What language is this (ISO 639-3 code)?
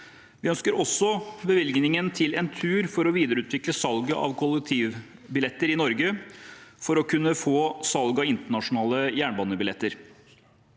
nor